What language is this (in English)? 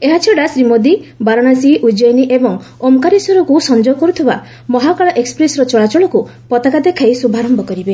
Odia